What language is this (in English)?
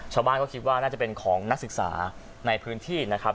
Thai